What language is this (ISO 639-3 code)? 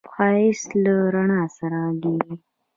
pus